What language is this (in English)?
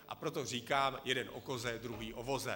Czech